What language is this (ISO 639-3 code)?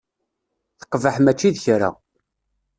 kab